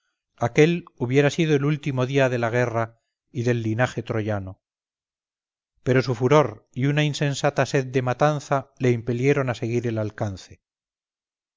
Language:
Spanish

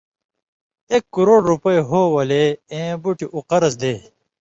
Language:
Indus Kohistani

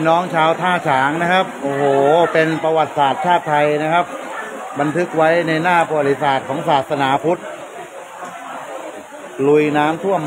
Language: Thai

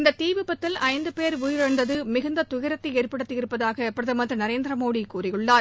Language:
Tamil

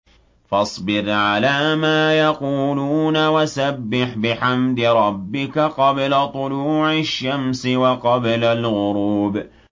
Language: Arabic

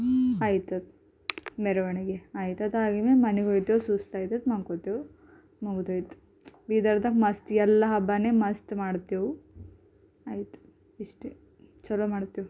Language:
Kannada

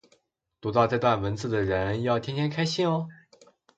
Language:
Chinese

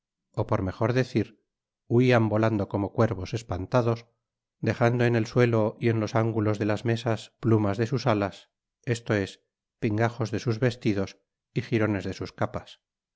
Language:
Spanish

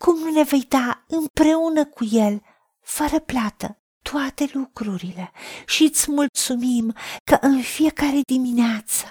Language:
Romanian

